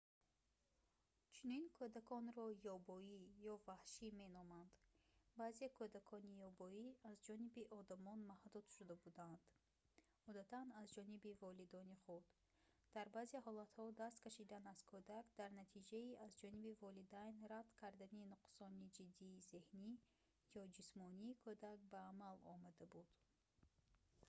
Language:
Tajik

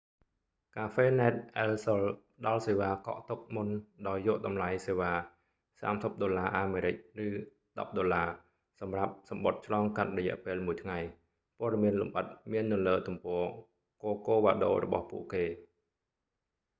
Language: Khmer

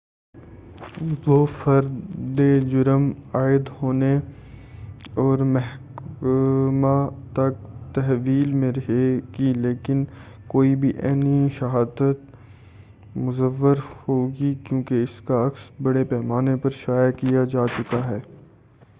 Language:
Urdu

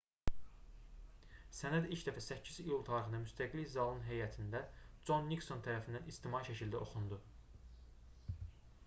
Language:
Azerbaijani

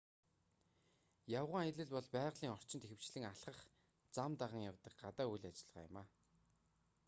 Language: Mongolian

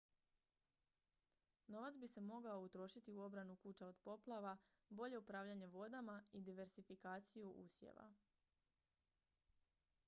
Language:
Croatian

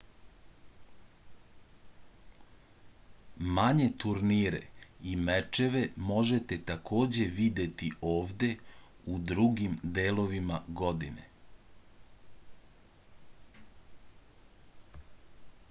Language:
Serbian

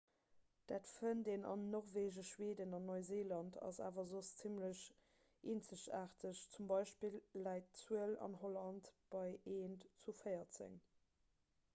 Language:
Luxembourgish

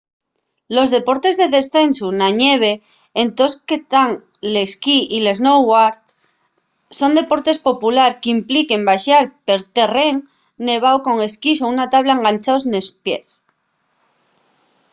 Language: Asturian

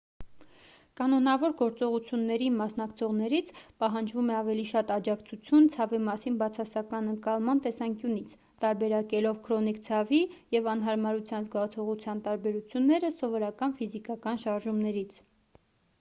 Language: Armenian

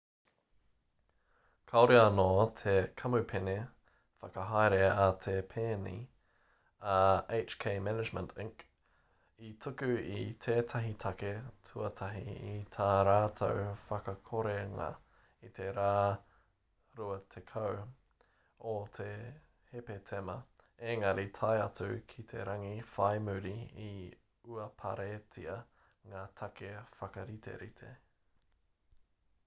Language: Māori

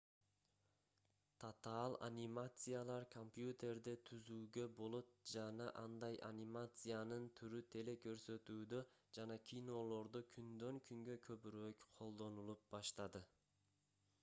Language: Kyrgyz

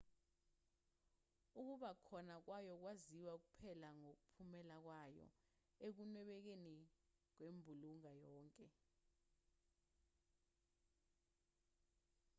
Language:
Zulu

